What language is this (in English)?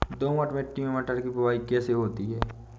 Hindi